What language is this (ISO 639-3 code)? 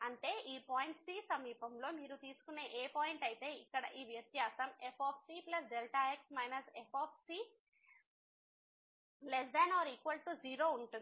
tel